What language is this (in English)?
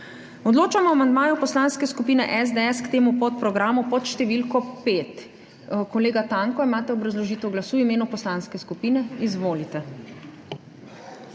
Slovenian